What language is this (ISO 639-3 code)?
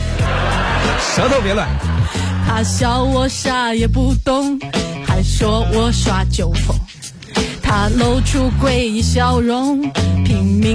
zho